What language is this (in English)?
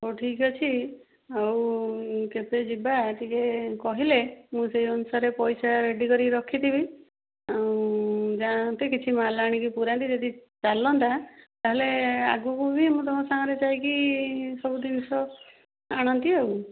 Odia